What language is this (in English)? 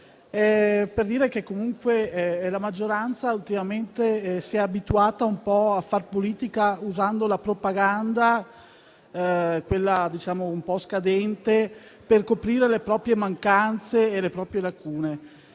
Italian